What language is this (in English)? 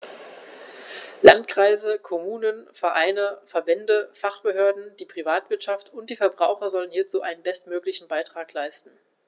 German